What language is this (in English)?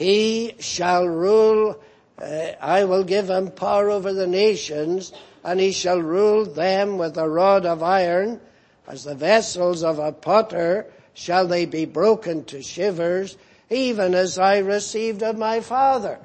English